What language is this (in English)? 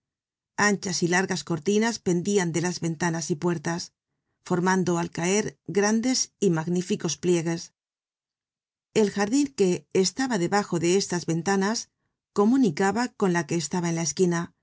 Spanish